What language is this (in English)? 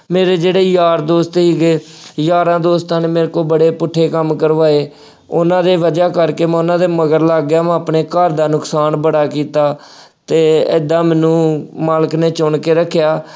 Punjabi